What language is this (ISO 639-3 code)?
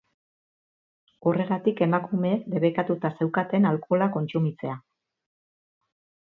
eus